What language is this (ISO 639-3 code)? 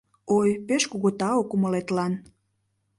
chm